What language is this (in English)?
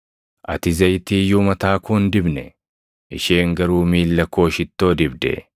Oromo